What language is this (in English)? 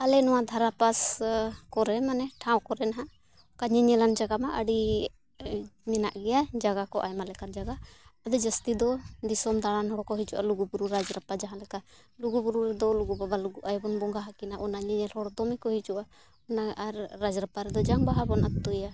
Santali